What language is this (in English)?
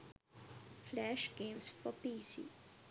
Sinhala